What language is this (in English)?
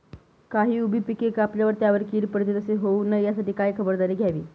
Marathi